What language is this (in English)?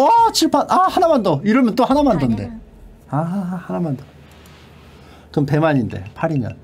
Korean